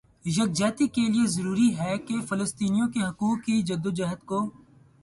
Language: Urdu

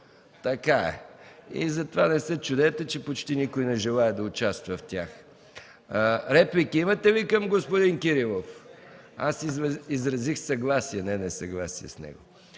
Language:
Bulgarian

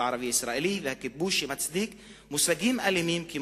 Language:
Hebrew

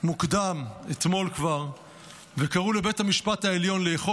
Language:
Hebrew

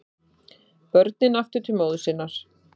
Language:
Icelandic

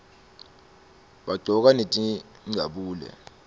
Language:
Swati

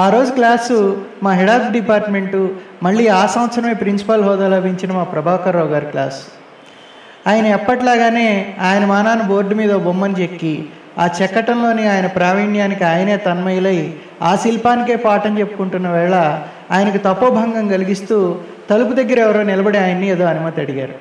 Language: Telugu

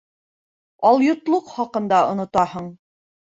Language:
Bashkir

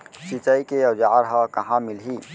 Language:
Chhattisgarhi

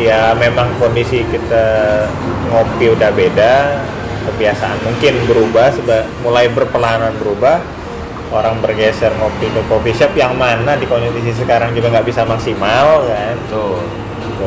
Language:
Indonesian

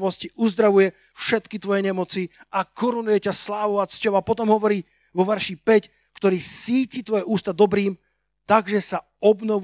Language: Slovak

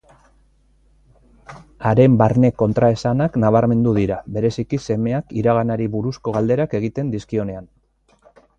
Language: Basque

